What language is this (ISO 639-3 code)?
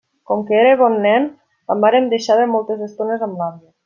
cat